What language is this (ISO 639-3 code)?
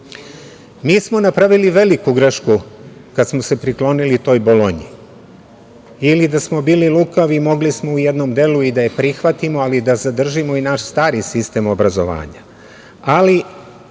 srp